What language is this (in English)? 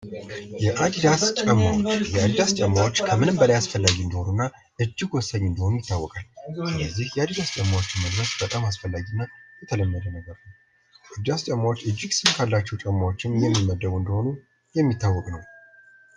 Amharic